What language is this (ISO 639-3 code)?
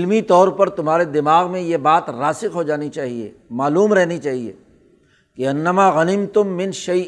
urd